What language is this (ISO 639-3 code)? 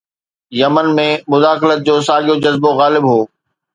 snd